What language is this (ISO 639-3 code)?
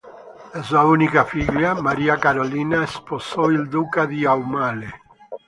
ita